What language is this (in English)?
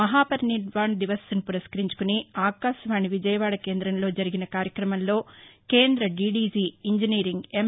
Telugu